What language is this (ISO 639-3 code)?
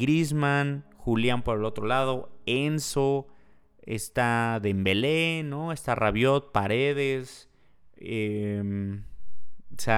spa